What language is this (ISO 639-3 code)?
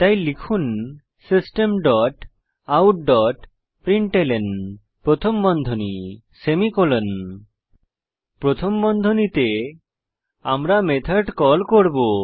ben